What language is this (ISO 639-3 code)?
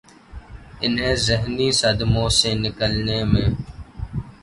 urd